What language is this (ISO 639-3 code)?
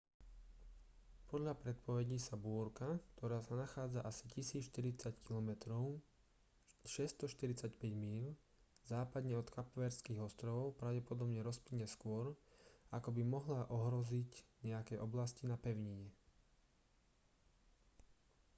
slk